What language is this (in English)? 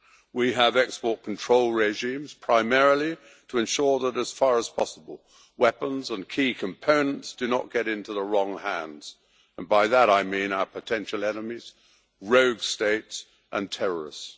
English